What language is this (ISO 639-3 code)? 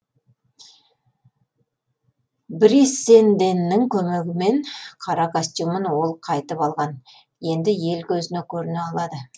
kaz